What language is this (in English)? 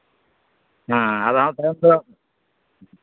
Santali